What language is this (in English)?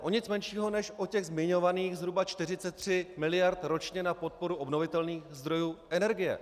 Czech